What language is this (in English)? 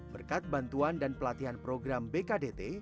Indonesian